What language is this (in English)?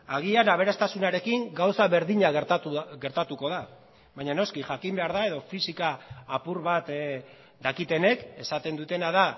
Basque